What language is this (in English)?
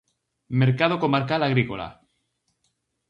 Galician